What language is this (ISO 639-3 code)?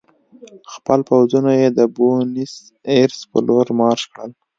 pus